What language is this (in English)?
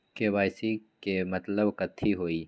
Magahi